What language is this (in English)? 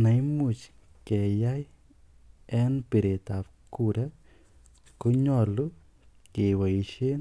Kalenjin